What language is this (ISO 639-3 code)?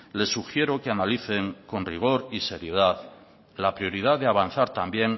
spa